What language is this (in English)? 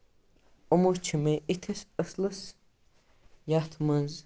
Kashmiri